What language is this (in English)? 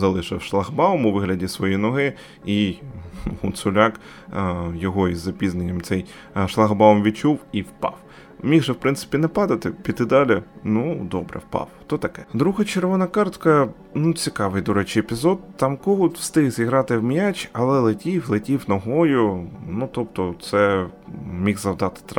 Ukrainian